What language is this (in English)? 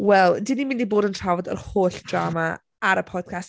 Welsh